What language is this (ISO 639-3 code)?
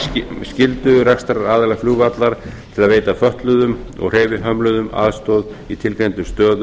isl